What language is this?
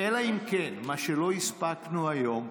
Hebrew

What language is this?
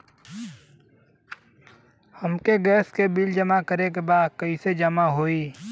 Bhojpuri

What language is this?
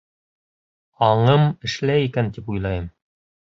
Bashkir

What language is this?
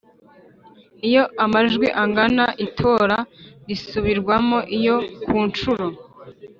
Kinyarwanda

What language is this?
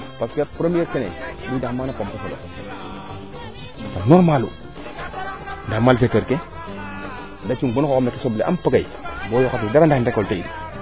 Serer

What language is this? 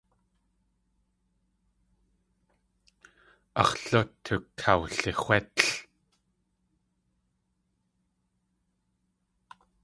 Tlingit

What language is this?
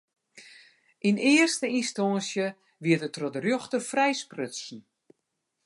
Western Frisian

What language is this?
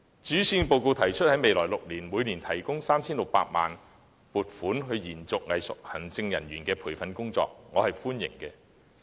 Cantonese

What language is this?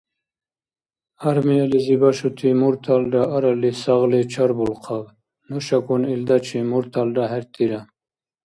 Dargwa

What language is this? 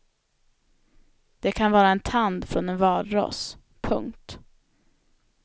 Swedish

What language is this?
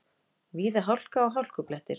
Icelandic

